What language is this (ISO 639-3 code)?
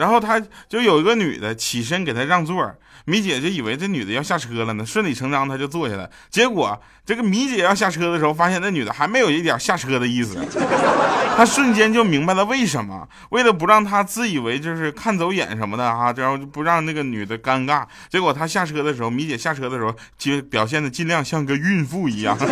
zho